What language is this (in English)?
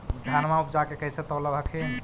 Magahi